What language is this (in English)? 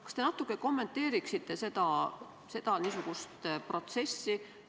Estonian